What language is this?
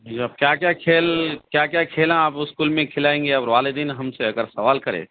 Urdu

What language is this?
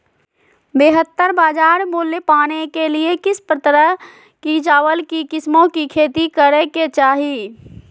Magahi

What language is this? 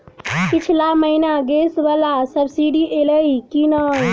Maithili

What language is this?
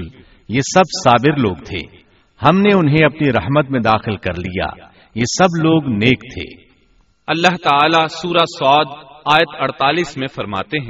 Urdu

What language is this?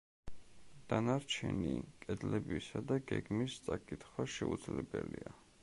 Georgian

